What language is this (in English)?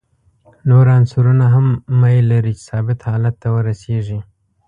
Pashto